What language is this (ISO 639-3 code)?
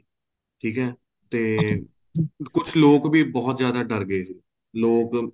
pan